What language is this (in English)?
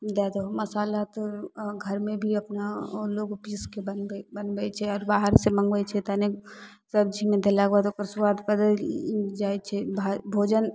Maithili